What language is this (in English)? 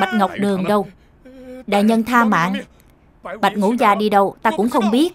Vietnamese